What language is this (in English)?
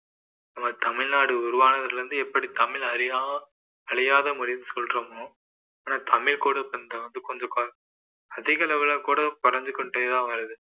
Tamil